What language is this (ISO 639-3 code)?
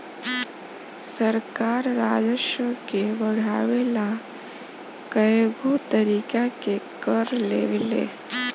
bho